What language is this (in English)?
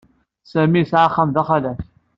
Kabyle